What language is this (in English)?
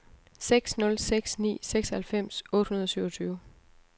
Danish